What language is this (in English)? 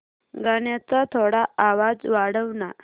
Marathi